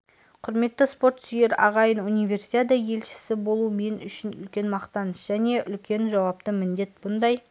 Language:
Kazakh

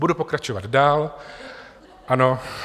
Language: Czech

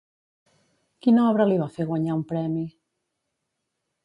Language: Catalan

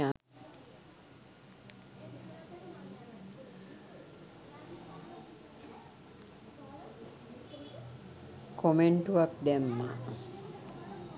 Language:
Sinhala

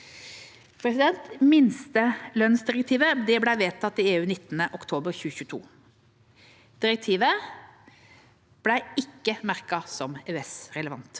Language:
Norwegian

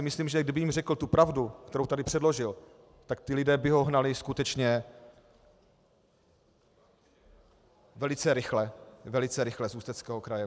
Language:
Czech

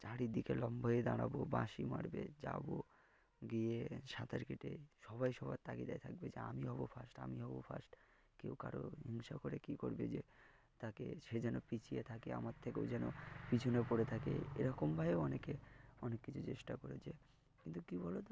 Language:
Bangla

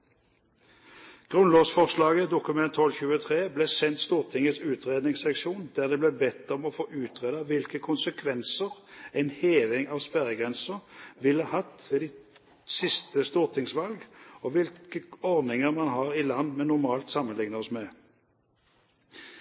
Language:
Norwegian Bokmål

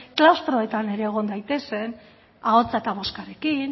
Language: Basque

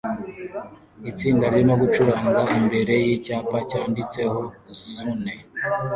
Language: Kinyarwanda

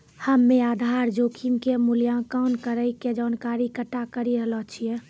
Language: Maithili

